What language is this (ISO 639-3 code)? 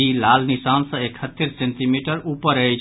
mai